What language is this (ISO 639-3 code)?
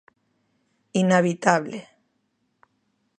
glg